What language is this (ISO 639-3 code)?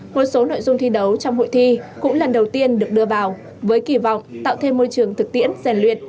vie